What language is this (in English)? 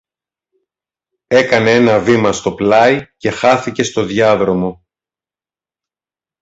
Greek